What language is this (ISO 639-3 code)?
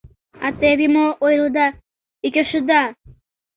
chm